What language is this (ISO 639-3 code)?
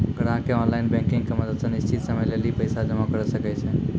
mai